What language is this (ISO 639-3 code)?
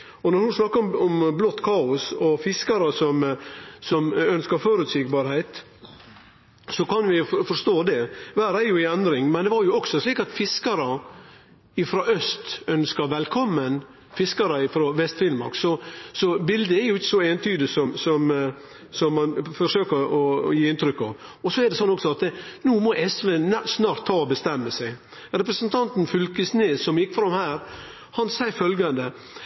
nno